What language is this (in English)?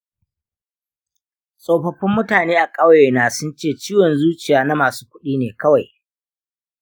Hausa